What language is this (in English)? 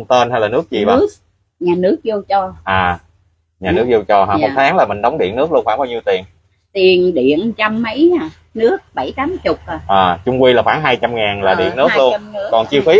Vietnamese